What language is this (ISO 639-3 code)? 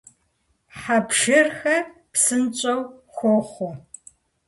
kbd